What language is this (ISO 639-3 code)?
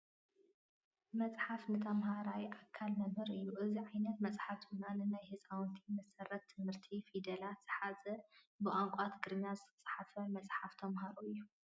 tir